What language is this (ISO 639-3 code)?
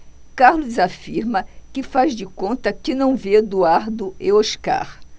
por